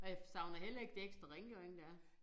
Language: Danish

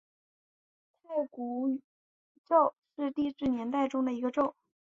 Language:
Chinese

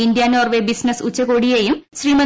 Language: Malayalam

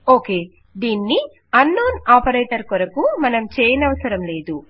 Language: Telugu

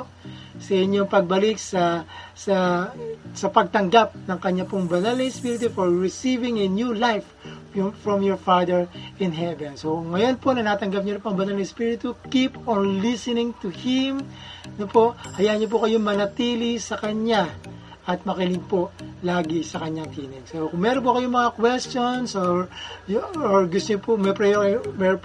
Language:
Filipino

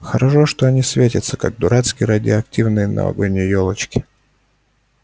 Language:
Russian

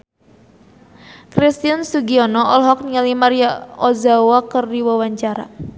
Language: Sundanese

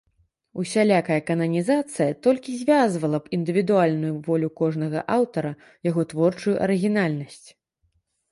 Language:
Belarusian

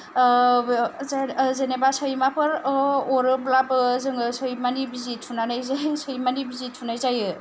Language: Bodo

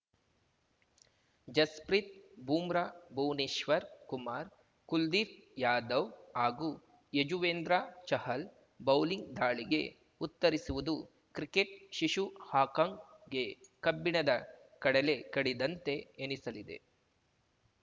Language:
Kannada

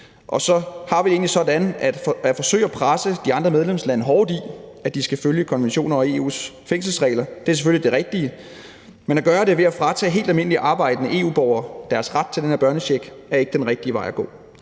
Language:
Danish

